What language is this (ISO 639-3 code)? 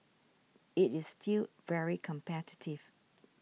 eng